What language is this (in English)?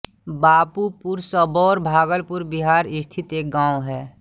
Hindi